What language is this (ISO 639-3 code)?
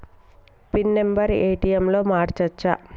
tel